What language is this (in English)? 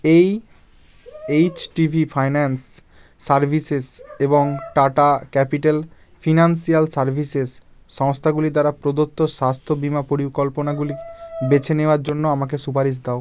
Bangla